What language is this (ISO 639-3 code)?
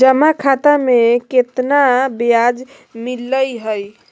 mag